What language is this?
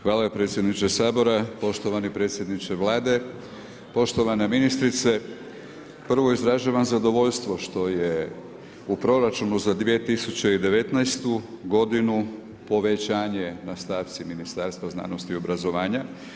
Croatian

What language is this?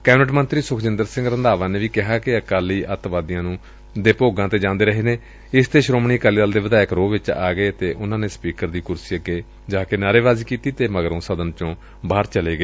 Punjabi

